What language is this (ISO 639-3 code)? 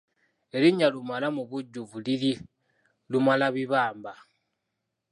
lug